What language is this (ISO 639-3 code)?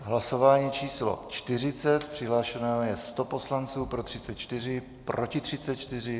ces